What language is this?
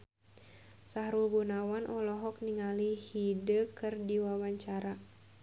Sundanese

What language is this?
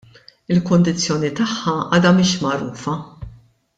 Maltese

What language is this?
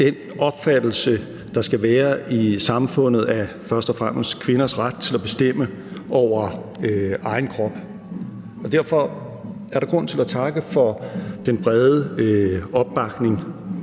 Danish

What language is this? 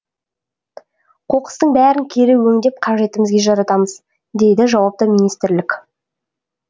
Kazakh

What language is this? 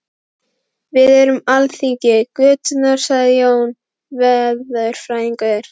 Icelandic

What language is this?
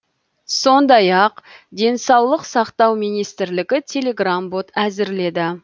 Kazakh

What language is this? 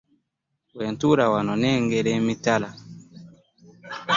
Ganda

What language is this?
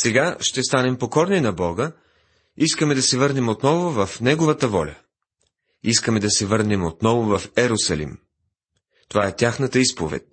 Bulgarian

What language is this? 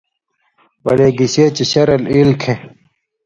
Indus Kohistani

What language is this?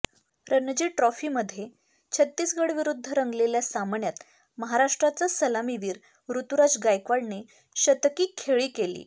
Marathi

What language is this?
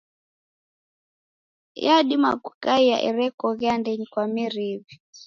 Taita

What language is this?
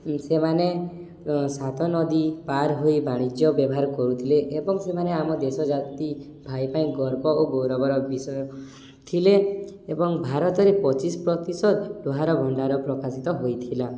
Odia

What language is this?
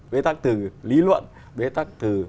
Vietnamese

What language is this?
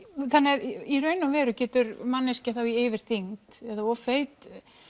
Icelandic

